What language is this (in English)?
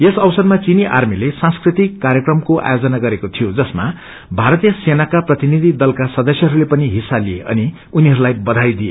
Nepali